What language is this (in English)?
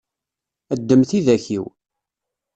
Kabyle